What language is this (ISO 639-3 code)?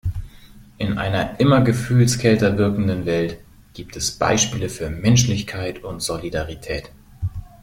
deu